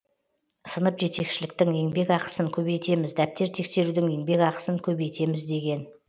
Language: Kazakh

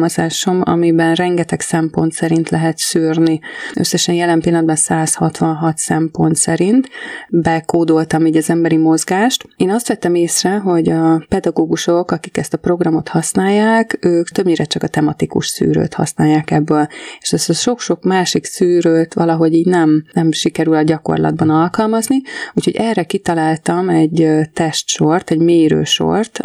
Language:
Hungarian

